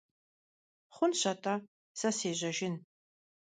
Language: Kabardian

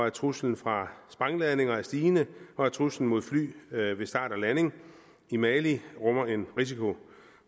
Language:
Danish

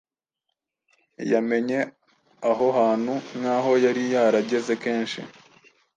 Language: Kinyarwanda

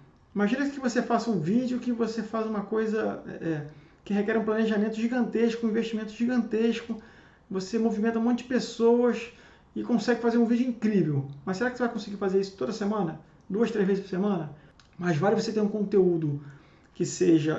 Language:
Portuguese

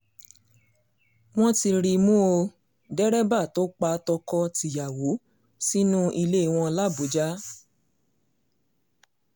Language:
Yoruba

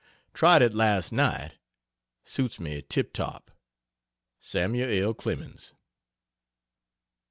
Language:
English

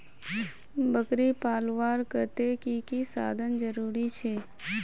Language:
Magahi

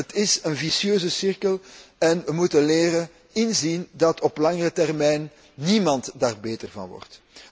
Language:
Dutch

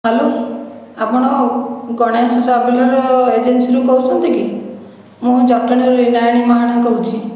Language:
Odia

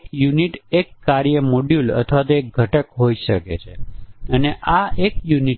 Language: Gujarati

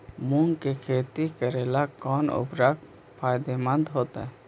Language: Magahi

